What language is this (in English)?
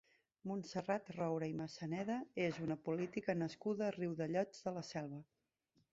Catalan